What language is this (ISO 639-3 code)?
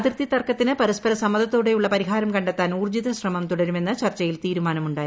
mal